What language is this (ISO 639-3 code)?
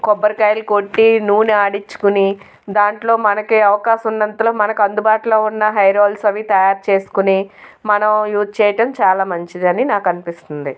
tel